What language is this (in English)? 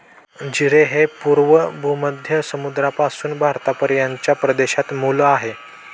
Marathi